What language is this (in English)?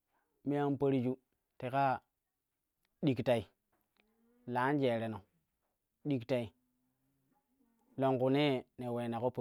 Kushi